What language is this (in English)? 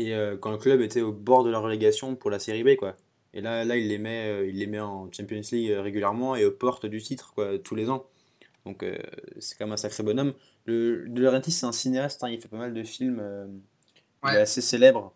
French